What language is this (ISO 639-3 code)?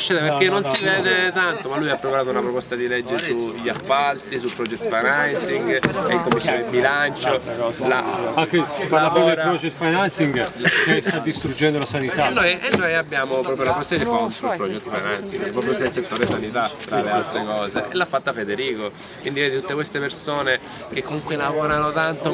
ita